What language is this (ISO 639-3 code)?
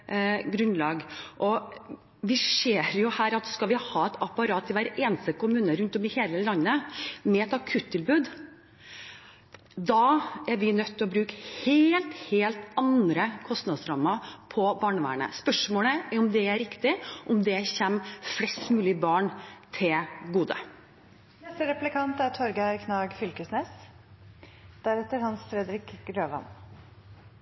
nor